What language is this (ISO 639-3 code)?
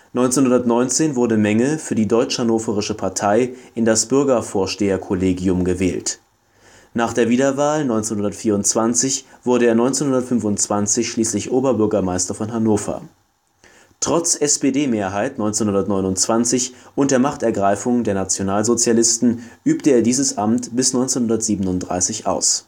deu